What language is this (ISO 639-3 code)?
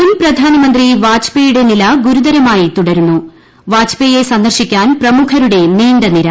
mal